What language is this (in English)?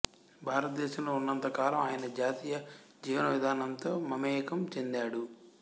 Telugu